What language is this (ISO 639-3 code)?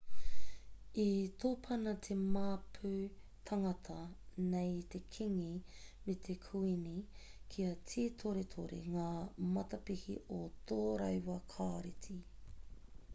mri